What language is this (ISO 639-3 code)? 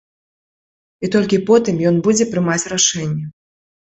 bel